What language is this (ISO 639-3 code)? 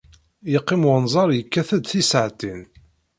kab